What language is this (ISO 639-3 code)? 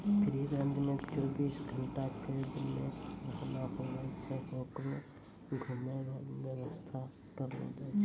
mai